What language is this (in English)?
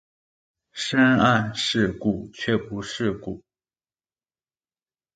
Chinese